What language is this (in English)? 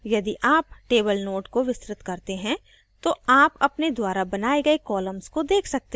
Hindi